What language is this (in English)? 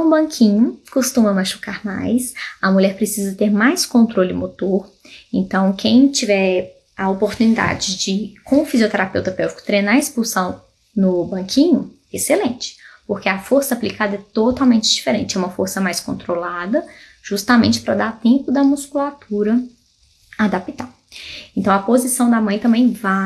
Portuguese